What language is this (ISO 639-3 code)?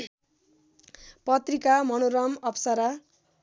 nep